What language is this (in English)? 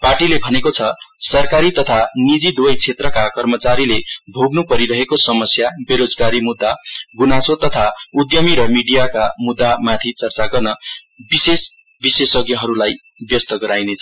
Nepali